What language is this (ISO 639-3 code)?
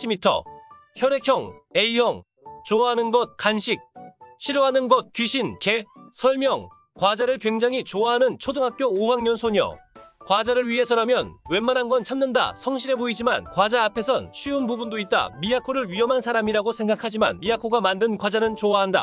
kor